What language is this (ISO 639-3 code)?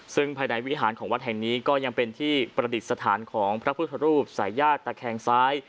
tha